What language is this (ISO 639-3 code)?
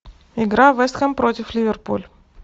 rus